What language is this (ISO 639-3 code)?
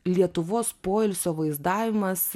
lit